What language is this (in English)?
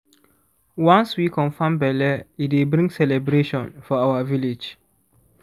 Nigerian Pidgin